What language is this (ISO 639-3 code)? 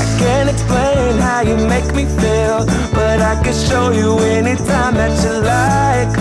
eng